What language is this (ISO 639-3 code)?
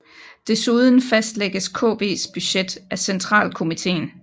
dan